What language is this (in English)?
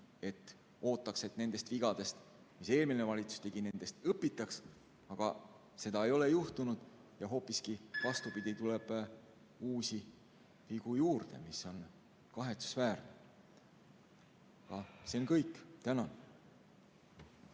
Estonian